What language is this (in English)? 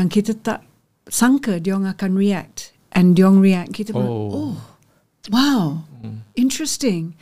Malay